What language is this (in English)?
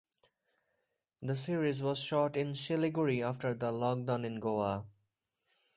English